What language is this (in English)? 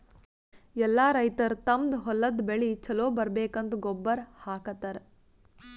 Kannada